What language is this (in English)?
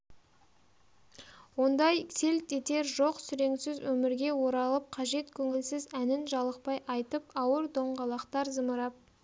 Kazakh